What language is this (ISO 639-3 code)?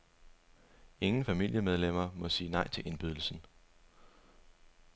dan